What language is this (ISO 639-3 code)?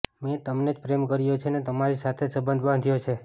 guj